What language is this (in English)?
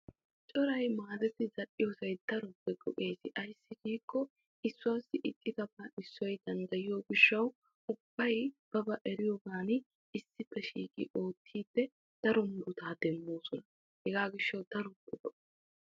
Wolaytta